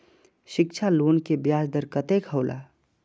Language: Maithili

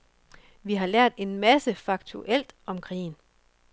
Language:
Danish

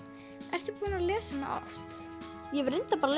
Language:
Icelandic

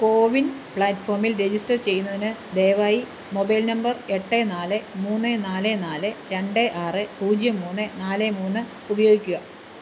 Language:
Malayalam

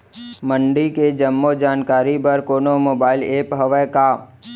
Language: Chhattisgarhi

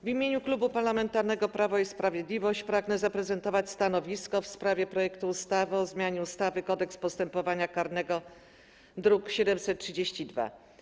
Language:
Polish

